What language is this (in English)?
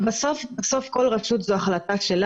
Hebrew